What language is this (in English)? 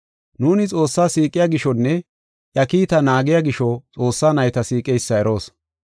Gofa